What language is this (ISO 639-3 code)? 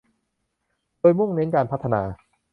tha